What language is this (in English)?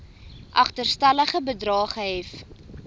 Afrikaans